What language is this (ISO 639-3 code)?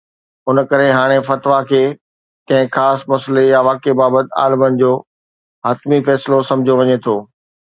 snd